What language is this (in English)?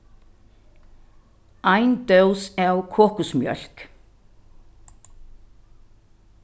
Faroese